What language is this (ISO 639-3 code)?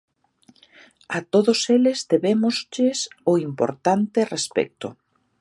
glg